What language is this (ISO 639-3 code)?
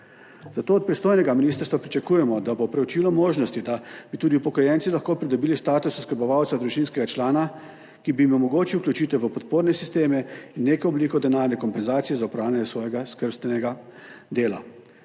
slv